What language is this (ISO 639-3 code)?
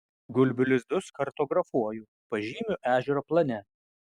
lit